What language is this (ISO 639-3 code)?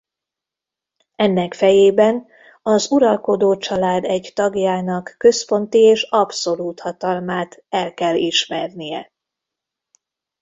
hun